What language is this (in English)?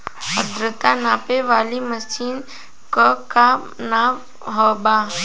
Bhojpuri